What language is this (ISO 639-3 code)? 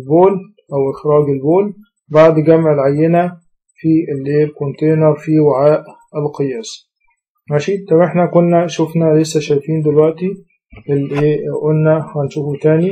ara